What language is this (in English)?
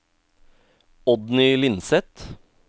Norwegian